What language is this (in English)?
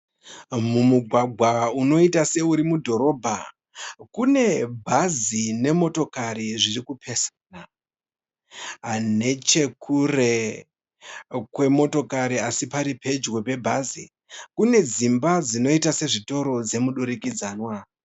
Shona